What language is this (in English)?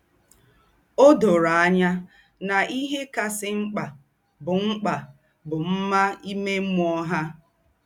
Igbo